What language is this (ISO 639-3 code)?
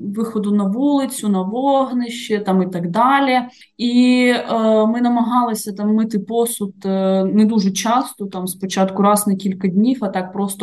ukr